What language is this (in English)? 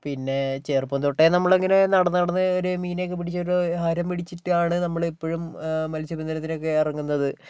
Malayalam